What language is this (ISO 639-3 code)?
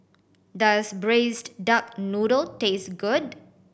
eng